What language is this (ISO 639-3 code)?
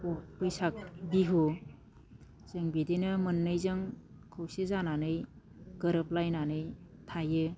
brx